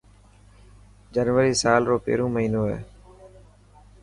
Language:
Dhatki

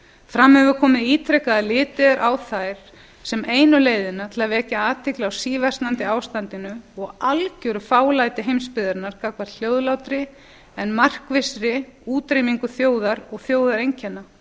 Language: Icelandic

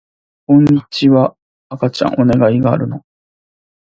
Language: Japanese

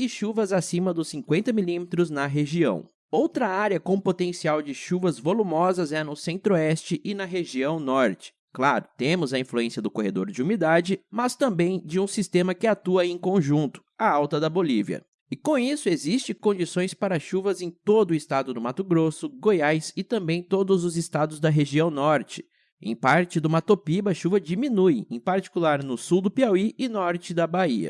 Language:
Portuguese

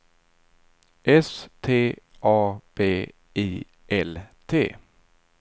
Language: Swedish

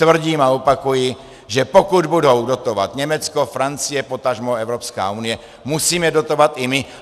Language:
Czech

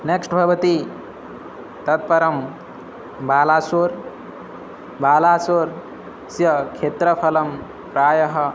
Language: Sanskrit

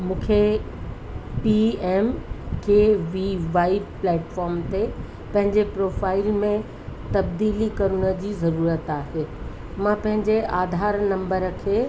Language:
Sindhi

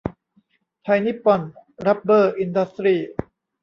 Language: Thai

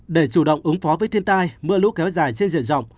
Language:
Vietnamese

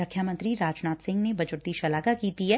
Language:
Punjabi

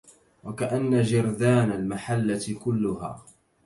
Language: Arabic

